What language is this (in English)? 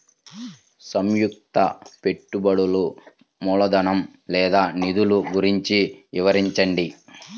Telugu